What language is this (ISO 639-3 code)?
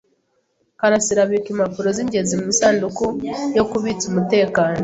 kin